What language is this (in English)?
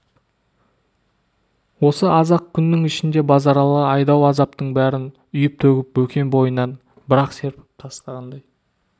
Kazakh